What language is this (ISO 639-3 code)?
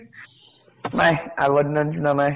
asm